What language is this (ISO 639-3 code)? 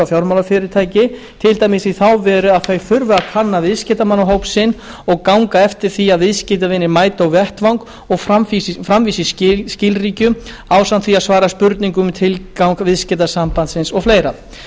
isl